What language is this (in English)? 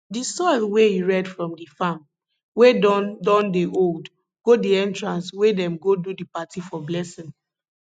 Nigerian Pidgin